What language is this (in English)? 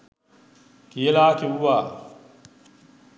Sinhala